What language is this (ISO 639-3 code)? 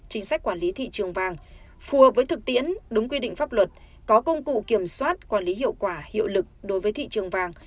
vie